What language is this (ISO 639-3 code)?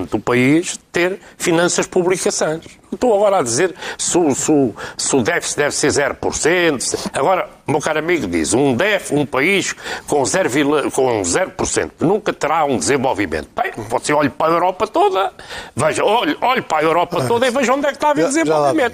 por